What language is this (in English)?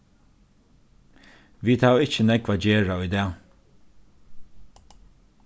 Faroese